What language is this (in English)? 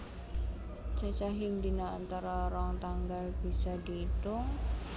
Javanese